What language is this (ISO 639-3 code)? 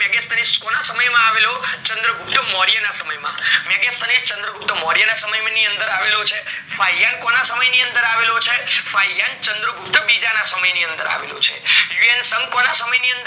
guj